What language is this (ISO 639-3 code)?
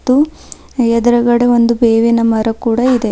kan